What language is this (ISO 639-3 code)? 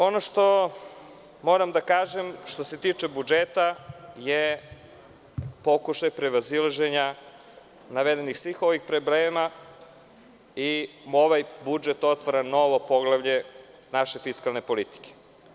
srp